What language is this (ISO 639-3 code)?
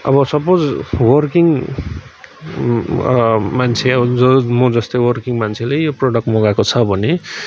nep